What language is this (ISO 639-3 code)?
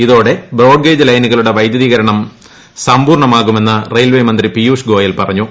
mal